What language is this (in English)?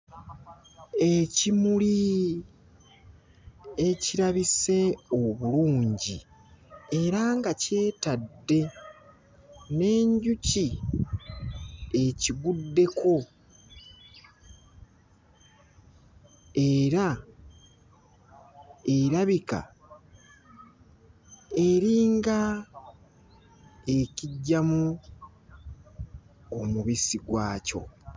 Ganda